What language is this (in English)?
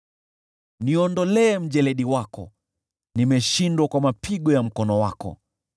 Swahili